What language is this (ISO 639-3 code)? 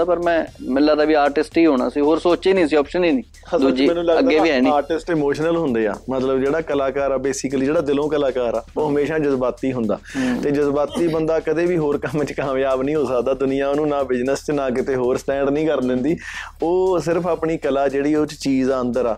pan